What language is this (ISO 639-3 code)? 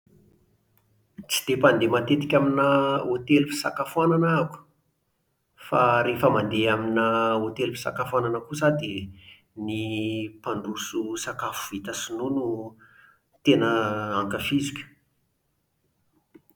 mlg